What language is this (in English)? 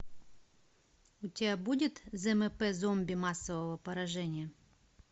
Russian